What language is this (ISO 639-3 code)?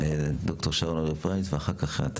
heb